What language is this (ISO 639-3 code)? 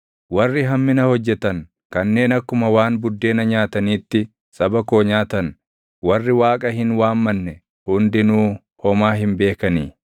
orm